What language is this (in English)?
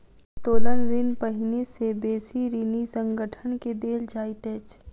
Maithili